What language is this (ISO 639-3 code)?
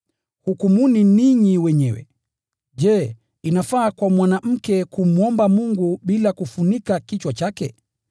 swa